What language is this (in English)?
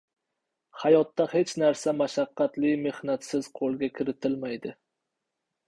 Uzbek